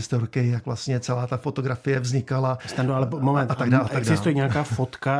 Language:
Czech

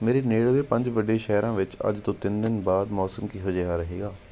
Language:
Punjabi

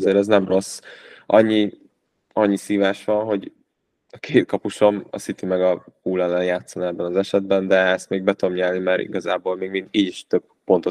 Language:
Hungarian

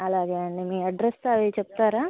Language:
Telugu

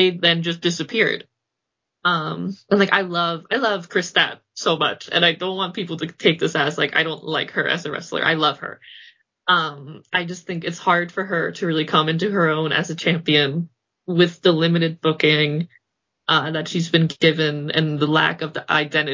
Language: English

